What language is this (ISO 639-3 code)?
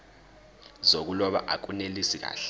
zul